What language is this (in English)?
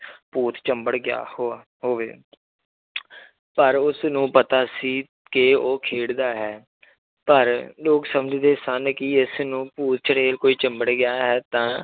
Punjabi